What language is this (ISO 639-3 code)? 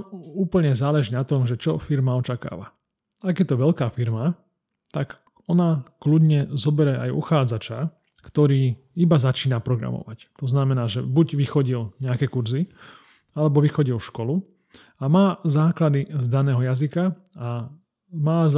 slk